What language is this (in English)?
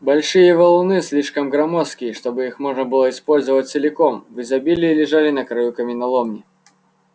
Russian